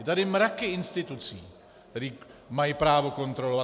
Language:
Czech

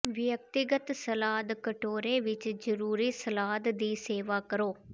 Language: Punjabi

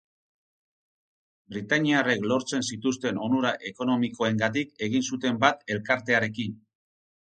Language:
Basque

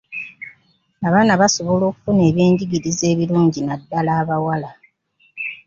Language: Ganda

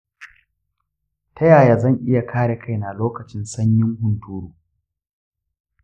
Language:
Hausa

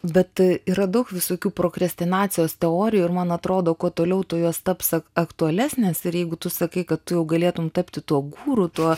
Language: Lithuanian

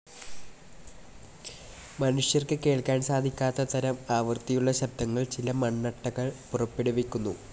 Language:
Malayalam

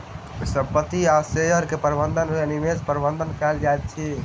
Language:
Maithili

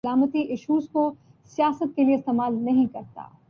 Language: Urdu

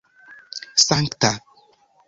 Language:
Esperanto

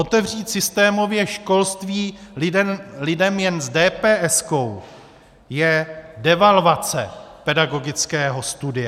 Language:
Czech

